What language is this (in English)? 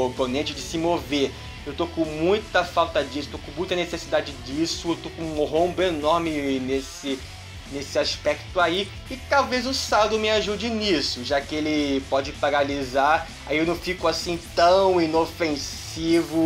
Portuguese